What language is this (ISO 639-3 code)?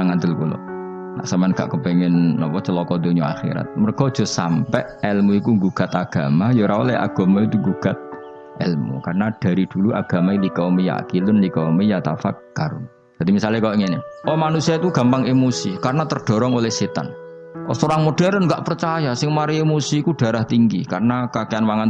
ind